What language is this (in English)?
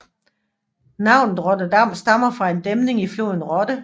Danish